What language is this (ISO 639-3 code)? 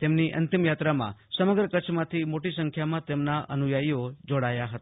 guj